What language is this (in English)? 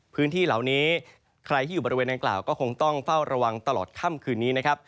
Thai